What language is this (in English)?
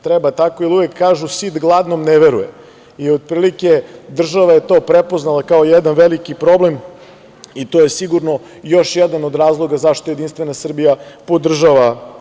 Serbian